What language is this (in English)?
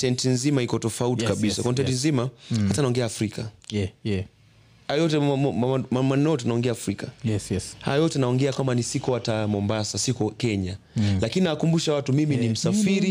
Swahili